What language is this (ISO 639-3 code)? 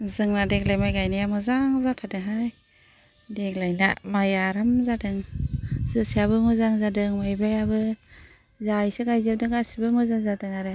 brx